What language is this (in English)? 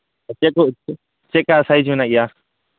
Santali